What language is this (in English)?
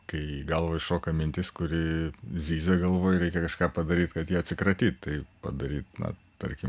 Lithuanian